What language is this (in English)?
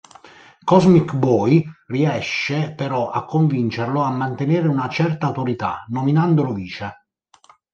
Italian